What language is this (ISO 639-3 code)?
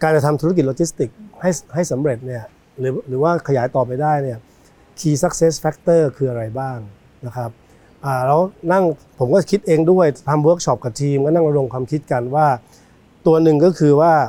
tha